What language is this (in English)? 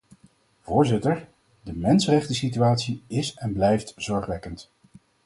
Dutch